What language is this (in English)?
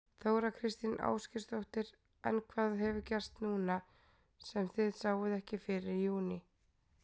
Icelandic